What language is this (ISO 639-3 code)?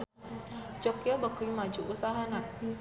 sun